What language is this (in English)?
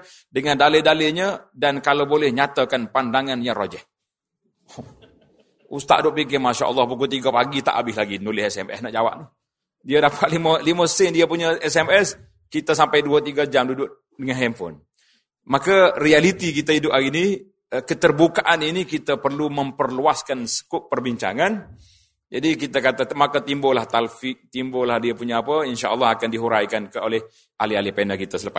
Malay